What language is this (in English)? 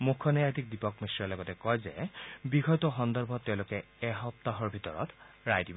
Assamese